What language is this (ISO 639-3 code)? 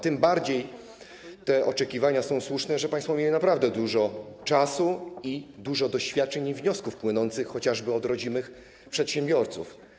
pol